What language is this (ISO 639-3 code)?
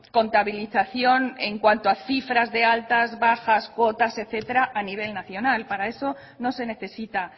spa